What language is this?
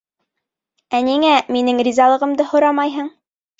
Bashkir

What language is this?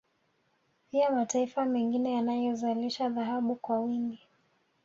Swahili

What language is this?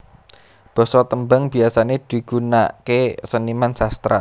Javanese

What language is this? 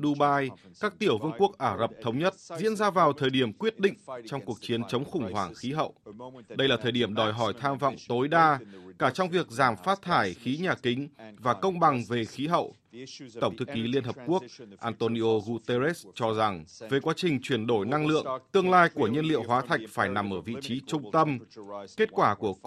Vietnamese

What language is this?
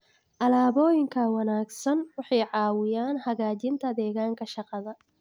Somali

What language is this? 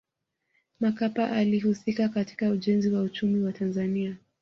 Swahili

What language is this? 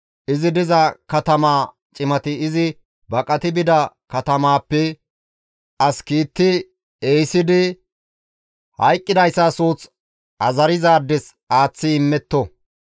Gamo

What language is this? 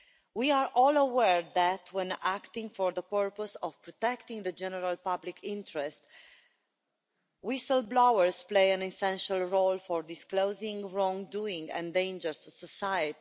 English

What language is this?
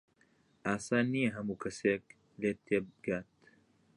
Central Kurdish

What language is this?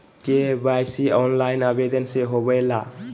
Magahi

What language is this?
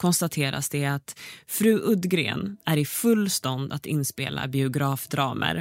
Swedish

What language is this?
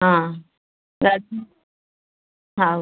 Odia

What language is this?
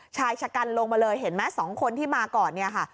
Thai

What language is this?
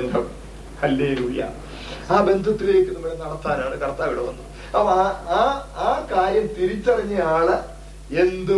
Malayalam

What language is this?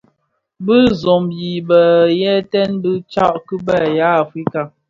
Bafia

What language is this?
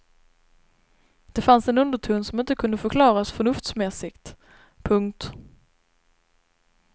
Swedish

